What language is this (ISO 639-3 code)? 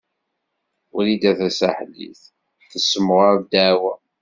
kab